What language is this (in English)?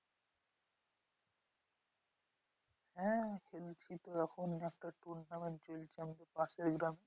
Bangla